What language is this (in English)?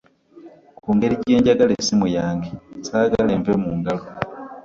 Ganda